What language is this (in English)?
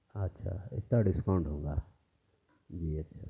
Urdu